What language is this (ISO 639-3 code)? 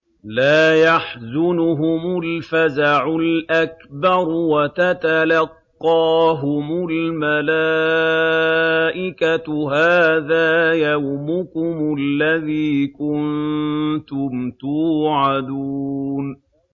ara